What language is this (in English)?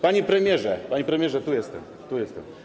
Polish